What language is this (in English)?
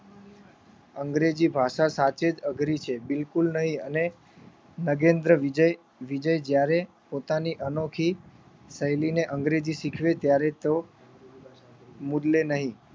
Gujarati